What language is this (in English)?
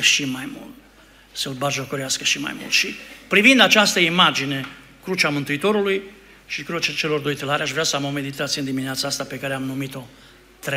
Romanian